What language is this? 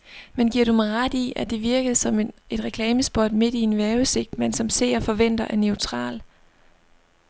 Danish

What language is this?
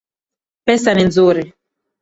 Swahili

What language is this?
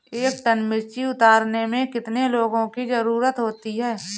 Hindi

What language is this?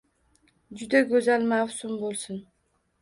Uzbek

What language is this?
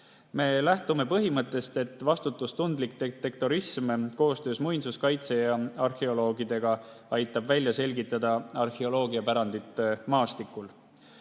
Estonian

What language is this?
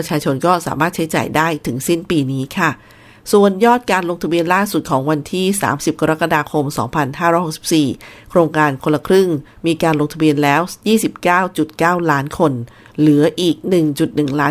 Thai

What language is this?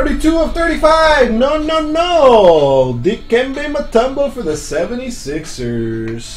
English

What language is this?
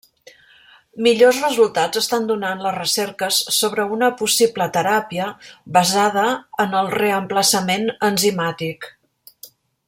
Catalan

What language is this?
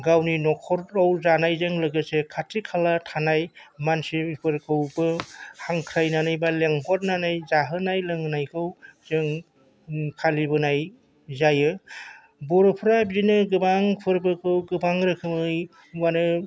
Bodo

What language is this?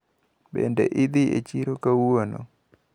Luo (Kenya and Tanzania)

